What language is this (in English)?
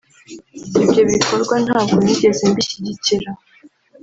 Kinyarwanda